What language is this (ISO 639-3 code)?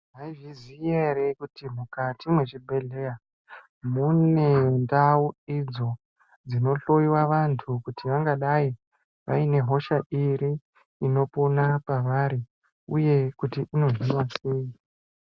ndc